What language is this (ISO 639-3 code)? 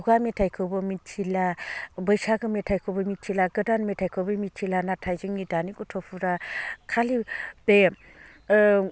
brx